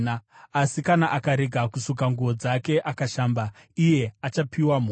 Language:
Shona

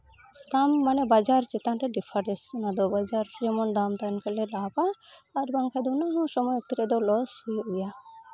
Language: Santali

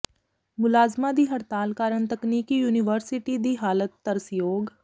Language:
Punjabi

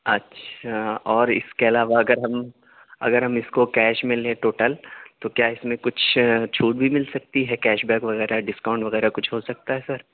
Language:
Urdu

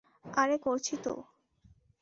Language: Bangla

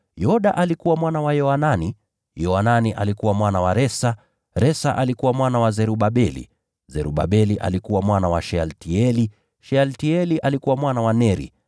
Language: Swahili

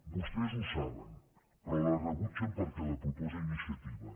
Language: Catalan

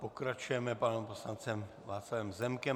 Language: Czech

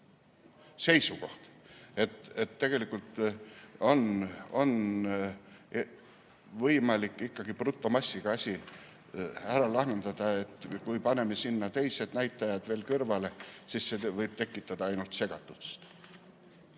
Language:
Estonian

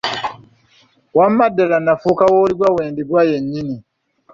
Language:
Ganda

